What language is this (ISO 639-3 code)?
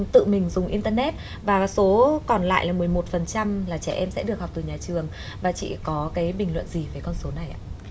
vie